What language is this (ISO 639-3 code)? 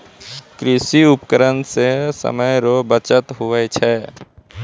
mai